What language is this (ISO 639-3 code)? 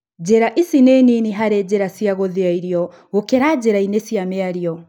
kik